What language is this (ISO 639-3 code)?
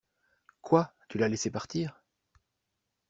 fra